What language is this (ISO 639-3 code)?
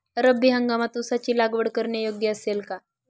mar